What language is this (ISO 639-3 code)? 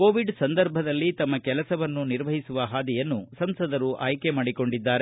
kan